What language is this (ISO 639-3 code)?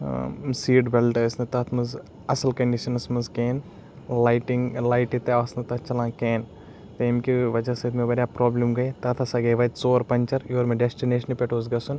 kas